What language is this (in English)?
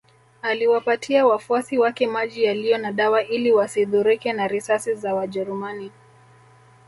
Swahili